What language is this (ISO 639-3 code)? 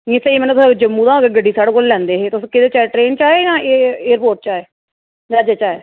doi